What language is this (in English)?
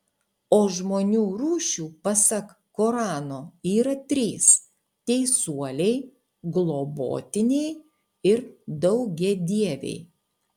Lithuanian